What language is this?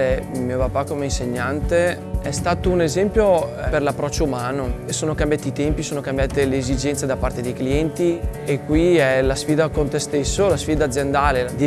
Italian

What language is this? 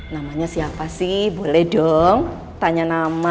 Indonesian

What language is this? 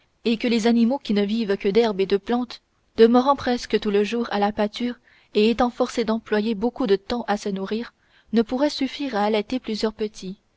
French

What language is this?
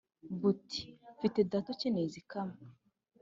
Kinyarwanda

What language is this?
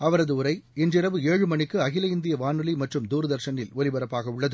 Tamil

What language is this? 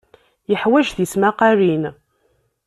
Kabyle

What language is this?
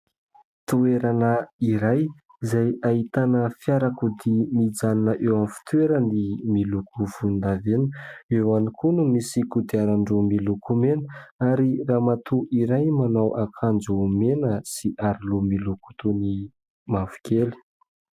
Malagasy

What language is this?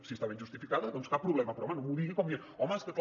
Catalan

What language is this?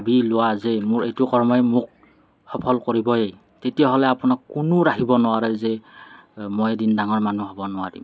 Assamese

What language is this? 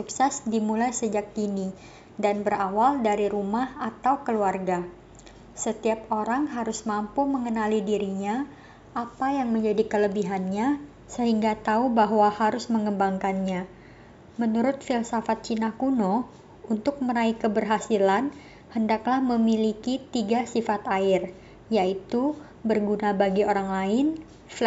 Indonesian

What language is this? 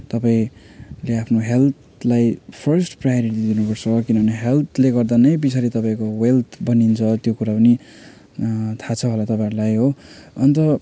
Nepali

